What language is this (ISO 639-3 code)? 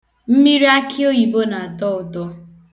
ibo